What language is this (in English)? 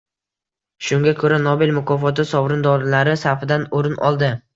Uzbek